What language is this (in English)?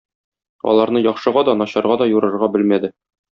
Tatar